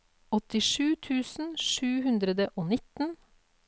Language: Norwegian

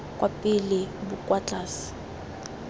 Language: Tswana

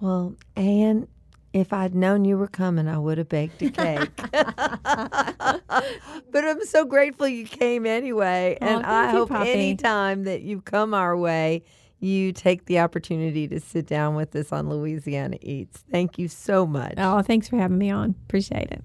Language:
English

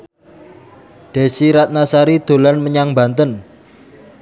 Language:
Javanese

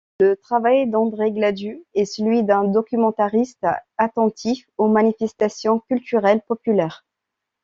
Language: French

